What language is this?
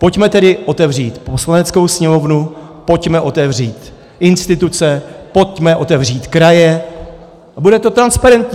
Czech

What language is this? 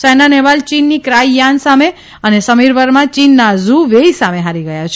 Gujarati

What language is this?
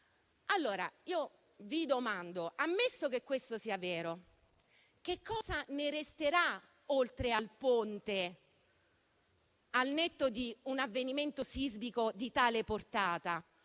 Italian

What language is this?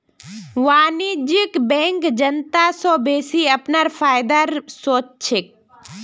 Magahi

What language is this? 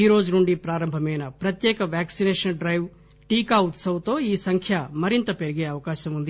Telugu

